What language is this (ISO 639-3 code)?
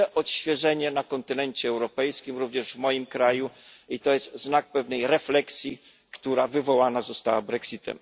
pol